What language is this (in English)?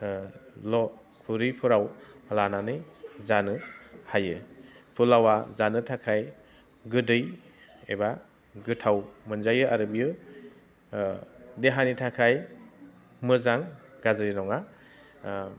Bodo